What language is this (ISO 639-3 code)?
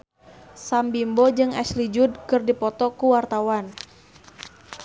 sun